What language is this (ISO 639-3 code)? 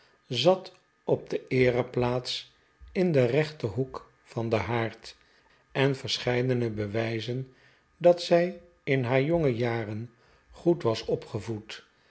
nld